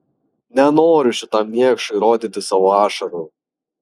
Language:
Lithuanian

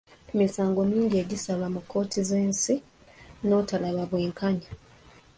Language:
Ganda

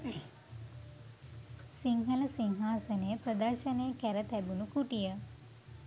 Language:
Sinhala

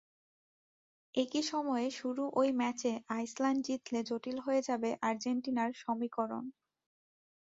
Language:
Bangla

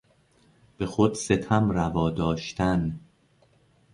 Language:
Persian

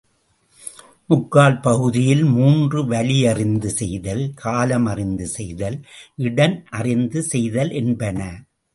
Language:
Tamil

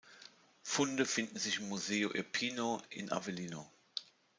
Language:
German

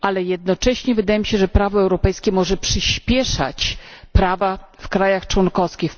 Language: Polish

